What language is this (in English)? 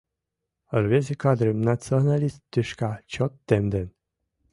Mari